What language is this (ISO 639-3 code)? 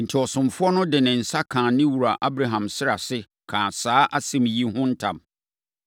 aka